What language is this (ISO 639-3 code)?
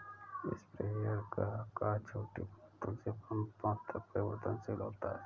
hin